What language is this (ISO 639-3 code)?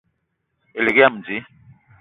eto